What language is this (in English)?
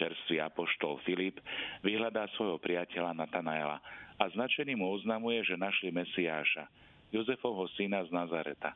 Slovak